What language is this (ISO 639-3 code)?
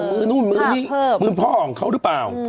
tha